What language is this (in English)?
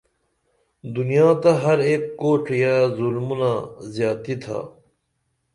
Dameli